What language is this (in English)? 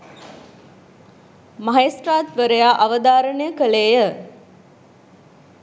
Sinhala